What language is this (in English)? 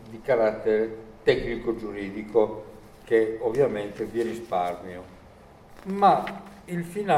Italian